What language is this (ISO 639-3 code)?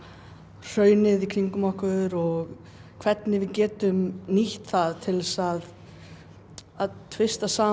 isl